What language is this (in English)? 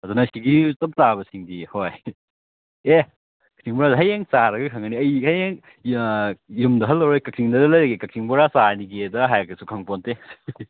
Manipuri